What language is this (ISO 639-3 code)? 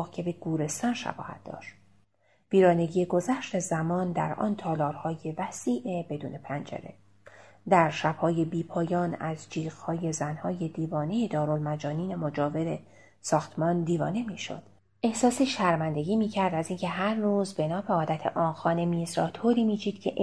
fas